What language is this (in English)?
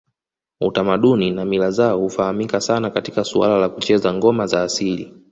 Swahili